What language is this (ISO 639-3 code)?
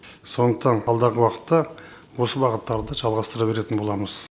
kaz